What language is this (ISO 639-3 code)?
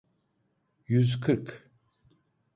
tur